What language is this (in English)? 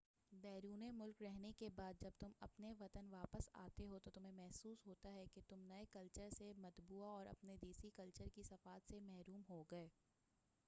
Urdu